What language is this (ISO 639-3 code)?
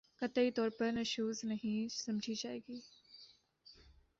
urd